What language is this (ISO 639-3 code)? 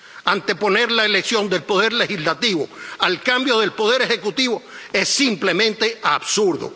spa